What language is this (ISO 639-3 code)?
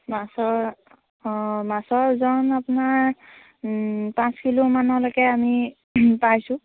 asm